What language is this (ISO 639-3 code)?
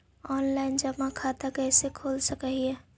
mag